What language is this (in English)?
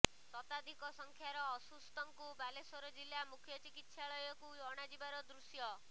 Odia